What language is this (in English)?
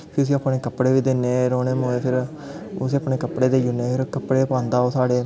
Dogri